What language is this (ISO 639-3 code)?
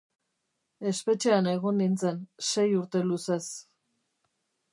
eus